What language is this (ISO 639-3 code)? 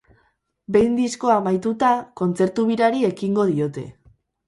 eus